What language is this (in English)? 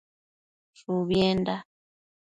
Matsés